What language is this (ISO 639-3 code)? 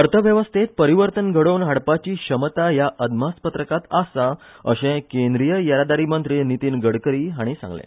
kok